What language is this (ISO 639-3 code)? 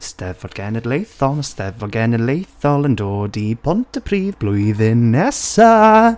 cym